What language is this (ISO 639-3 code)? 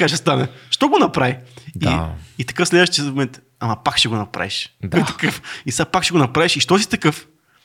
bul